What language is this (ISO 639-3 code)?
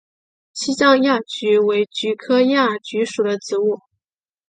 zho